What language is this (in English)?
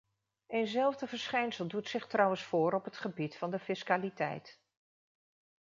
Dutch